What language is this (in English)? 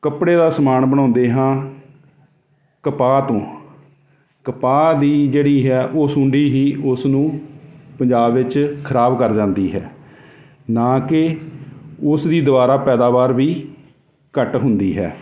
Punjabi